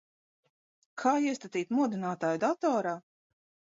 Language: Latvian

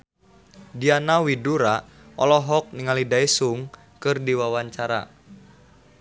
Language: Sundanese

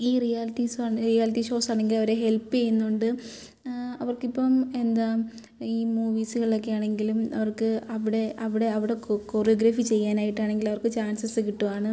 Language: Malayalam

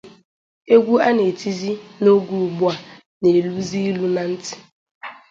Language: Igbo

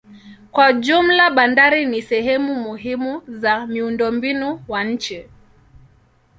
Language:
Swahili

